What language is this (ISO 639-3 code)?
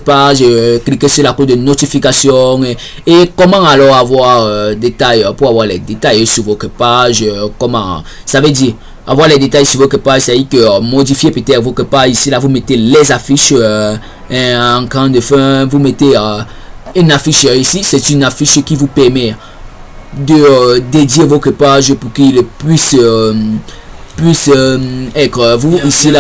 fra